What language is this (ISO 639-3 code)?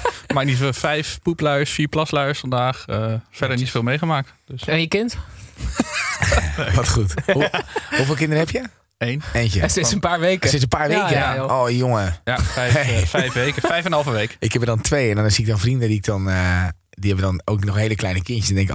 nld